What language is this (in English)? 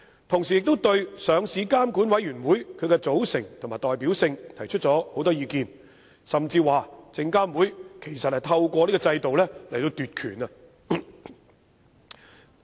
Cantonese